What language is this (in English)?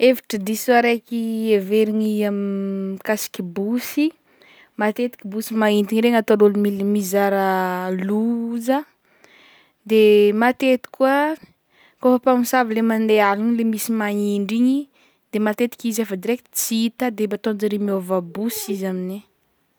Northern Betsimisaraka Malagasy